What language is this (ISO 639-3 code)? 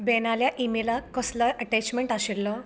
kok